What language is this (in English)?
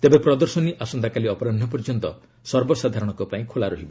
Odia